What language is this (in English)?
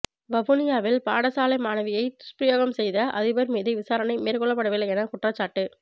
Tamil